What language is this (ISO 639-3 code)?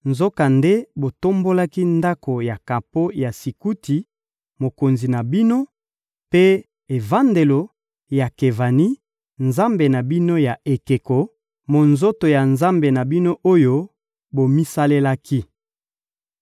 lin